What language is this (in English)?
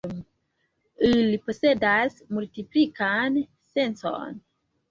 Esperanto